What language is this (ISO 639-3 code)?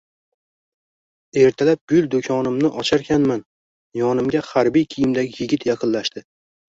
uzb